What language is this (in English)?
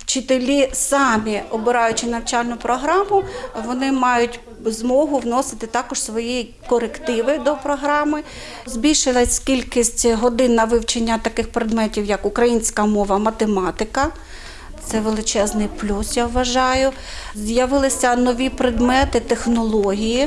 Ukrainian